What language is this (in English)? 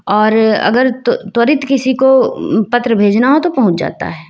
Hindi